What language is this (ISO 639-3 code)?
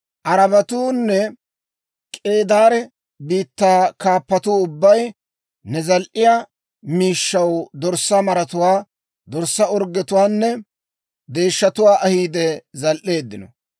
dwr